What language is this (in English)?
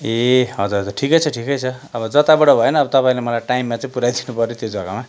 Nepali